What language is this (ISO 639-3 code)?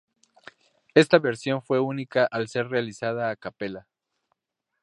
spa